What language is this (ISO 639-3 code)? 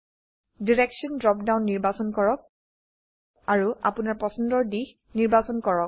asm